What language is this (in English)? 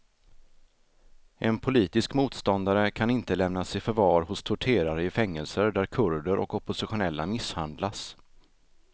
Swedish